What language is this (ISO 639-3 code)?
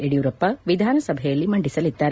kan